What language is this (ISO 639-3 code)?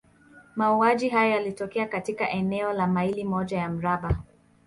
swa